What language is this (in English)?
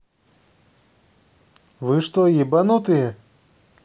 Russian